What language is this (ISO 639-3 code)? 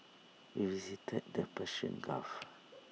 eng